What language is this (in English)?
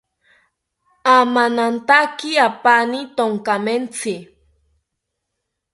South Ucayali Ashéninka